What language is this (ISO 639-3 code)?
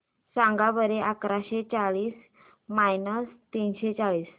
mar